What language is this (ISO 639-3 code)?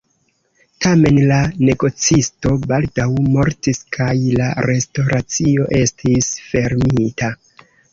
epo